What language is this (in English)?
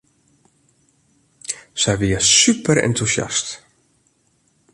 Western Frisian